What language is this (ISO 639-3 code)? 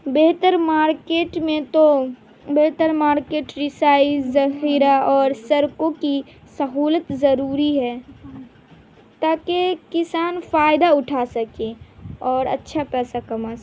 urd